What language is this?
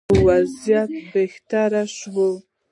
Pashto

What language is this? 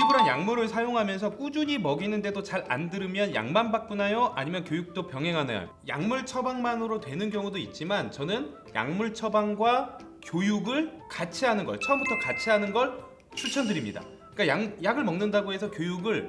Korean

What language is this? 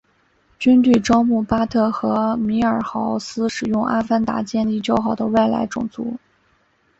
Chinese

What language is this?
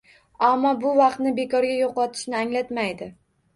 Uzbek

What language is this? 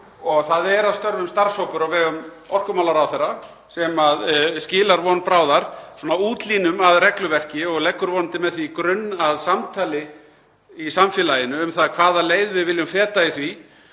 Icelandic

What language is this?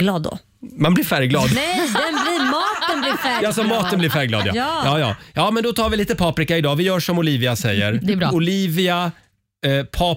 Swedish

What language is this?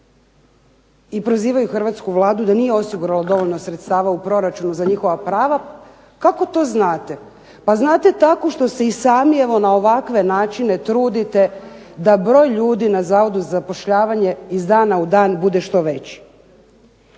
Croatian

